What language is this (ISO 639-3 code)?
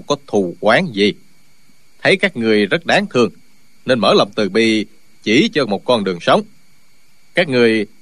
vie